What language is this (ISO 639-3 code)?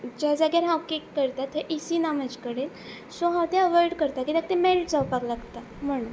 kok